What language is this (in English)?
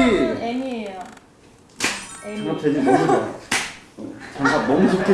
Korean